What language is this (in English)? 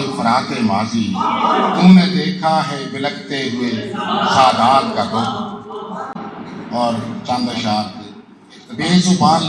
Urdu